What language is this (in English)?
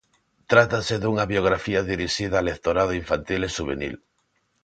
Galician